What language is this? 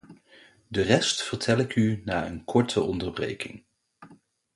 Dutch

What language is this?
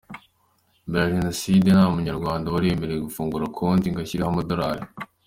Kinyarwanda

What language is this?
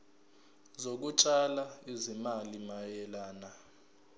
Zulu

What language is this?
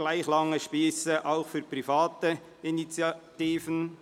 Swiss German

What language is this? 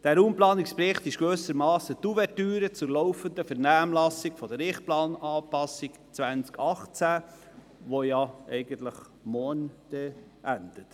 Swiss German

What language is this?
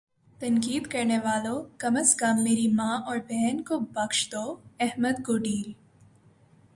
Urdu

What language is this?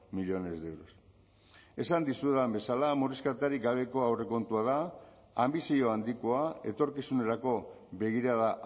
Basque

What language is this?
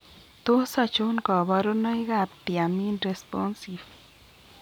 Kalenjin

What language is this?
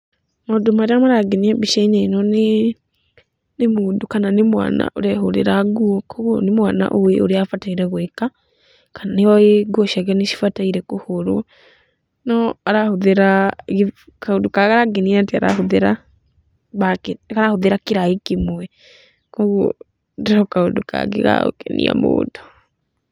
Kikuyu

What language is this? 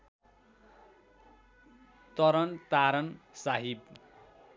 Nepali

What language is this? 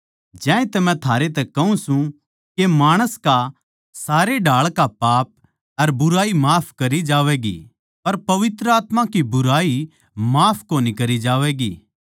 Haryanvi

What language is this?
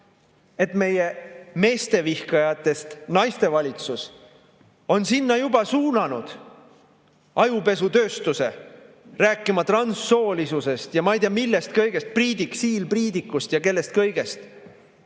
Estonian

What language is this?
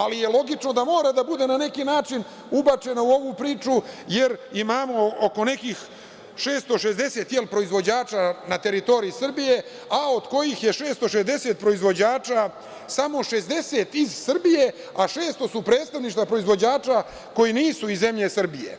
Serbian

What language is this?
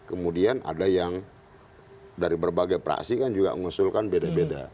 Indonesian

